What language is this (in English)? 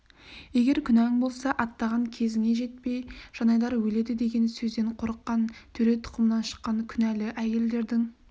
Kazakh